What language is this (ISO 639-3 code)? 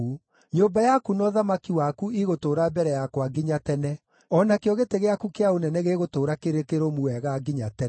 kik